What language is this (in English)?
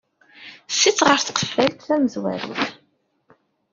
Kabyle